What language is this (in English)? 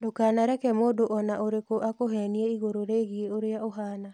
Kikuyu